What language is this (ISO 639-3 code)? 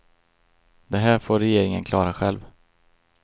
swe